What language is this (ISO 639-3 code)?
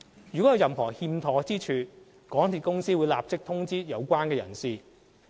yue